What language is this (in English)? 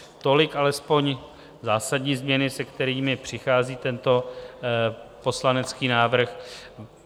Czech